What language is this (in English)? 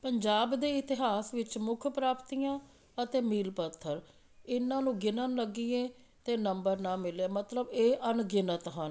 Punjabi